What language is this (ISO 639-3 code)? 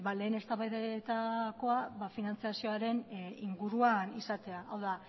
eus